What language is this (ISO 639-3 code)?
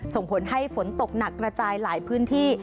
tha